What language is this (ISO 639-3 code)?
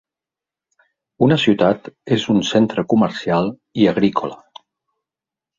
cat